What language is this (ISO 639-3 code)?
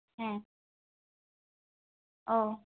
sat